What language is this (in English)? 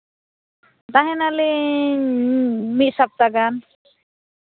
Santali